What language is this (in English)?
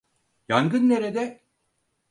Turkish